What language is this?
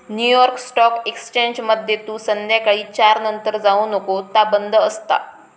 Marathi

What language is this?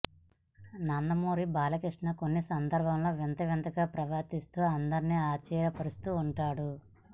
Telugu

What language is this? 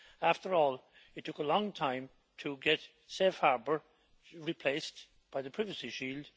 English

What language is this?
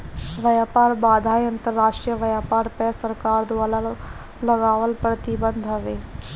Bhojpuri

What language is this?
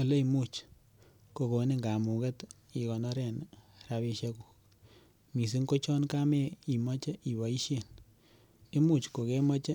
Kalenjin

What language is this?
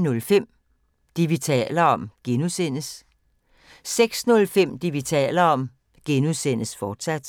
Danish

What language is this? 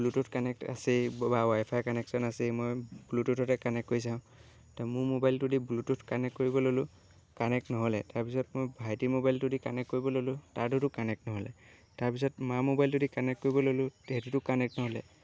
Assamese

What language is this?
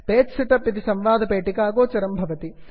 Sanskrit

